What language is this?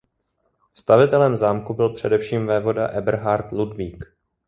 Czech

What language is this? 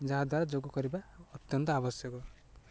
Odia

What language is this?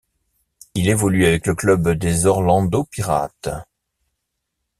French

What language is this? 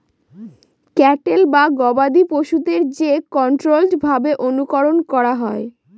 Bangla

